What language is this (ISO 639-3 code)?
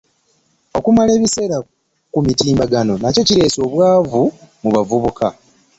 lug